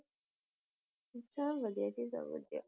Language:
Punjabi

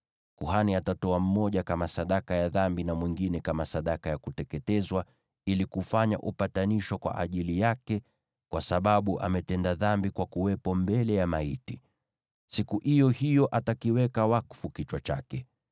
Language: Swahili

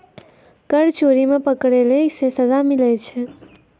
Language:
Maithili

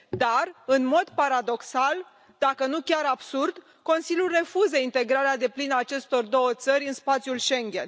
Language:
Romanian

